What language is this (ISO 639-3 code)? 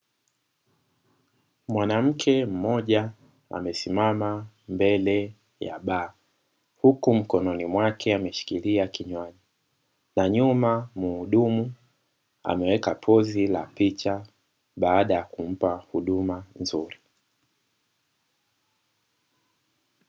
swa